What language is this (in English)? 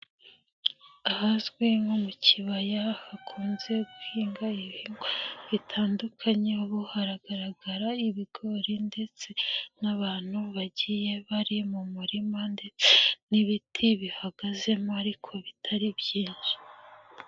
Kinyarwanda